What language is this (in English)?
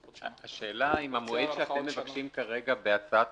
Hebrew